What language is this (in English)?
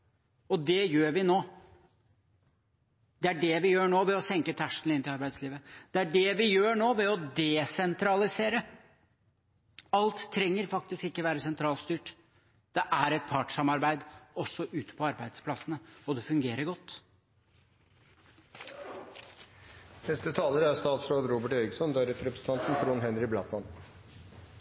Norwegian Bokmål